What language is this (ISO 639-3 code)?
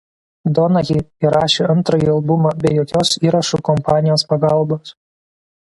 lit